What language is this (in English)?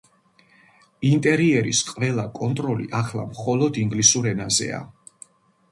Georgian